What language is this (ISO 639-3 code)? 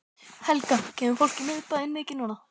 isl